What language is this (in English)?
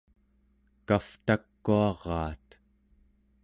Central Yupik